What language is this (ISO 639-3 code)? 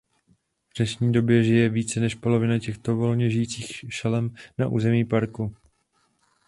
ces